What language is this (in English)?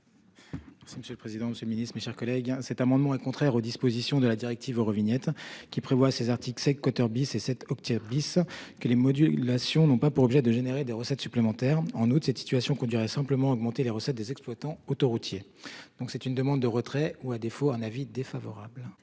French